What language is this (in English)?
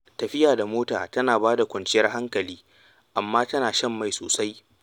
Hausa